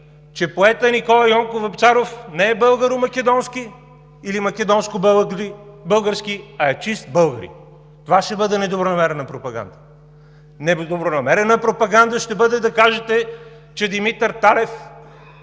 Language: Bulgarian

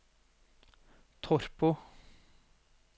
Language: Norwegian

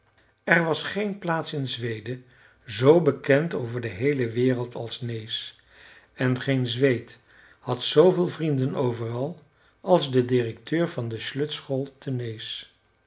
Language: Dutch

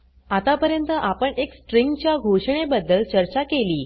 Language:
Marathi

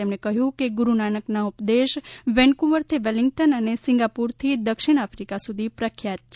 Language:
Gujarati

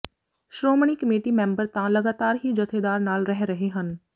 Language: Punjabi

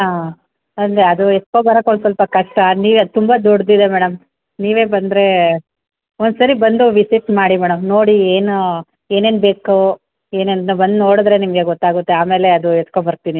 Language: Kannada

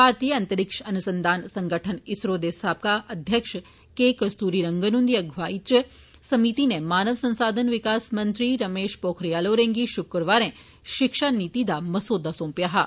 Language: Dogri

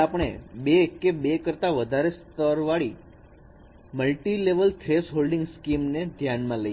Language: Gujarati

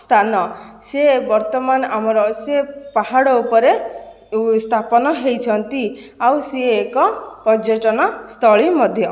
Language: Odia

